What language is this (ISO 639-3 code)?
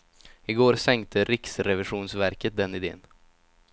swe